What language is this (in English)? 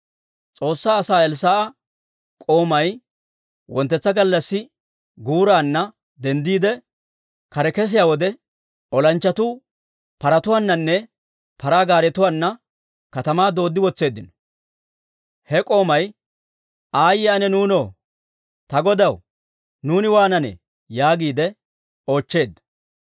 Dawro